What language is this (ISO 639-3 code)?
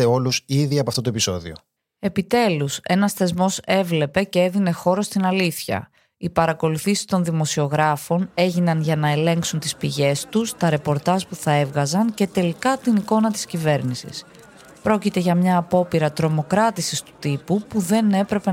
ell